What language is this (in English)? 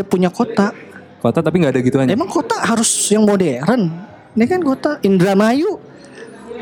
Indonesian